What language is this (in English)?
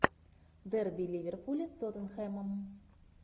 Russian